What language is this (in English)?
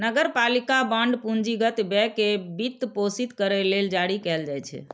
Maithili